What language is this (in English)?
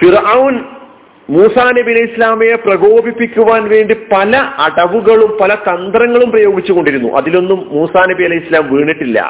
Malayalam